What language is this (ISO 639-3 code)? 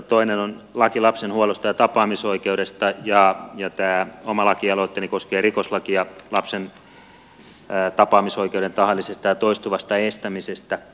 fin